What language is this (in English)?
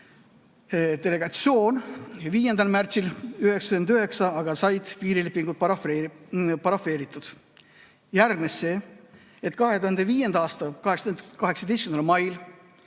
Estonian